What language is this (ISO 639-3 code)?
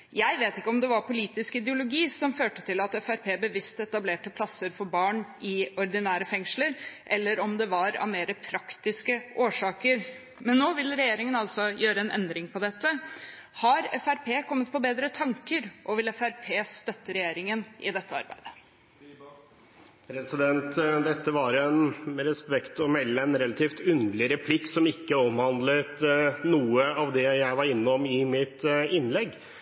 nob